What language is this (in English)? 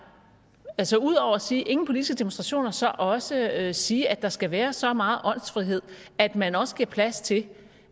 Danish